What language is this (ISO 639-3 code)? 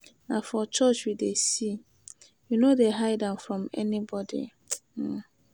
pcm